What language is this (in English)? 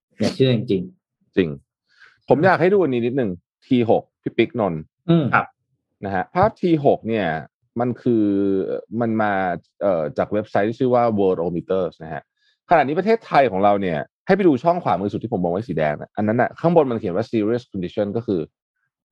Thai